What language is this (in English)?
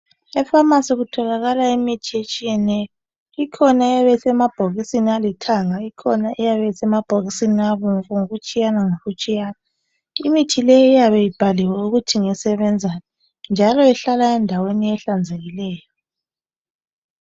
North Ndebele